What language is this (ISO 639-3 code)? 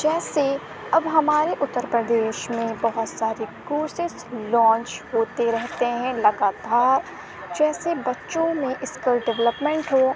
urd